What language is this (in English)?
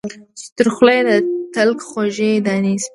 Pashto